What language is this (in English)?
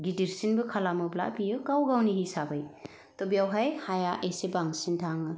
Bodo